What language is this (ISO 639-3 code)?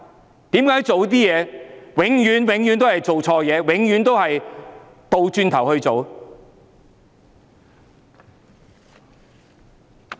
yue